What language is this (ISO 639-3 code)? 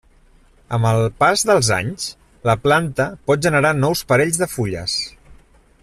cat